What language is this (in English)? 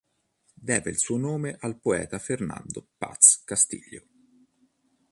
Italian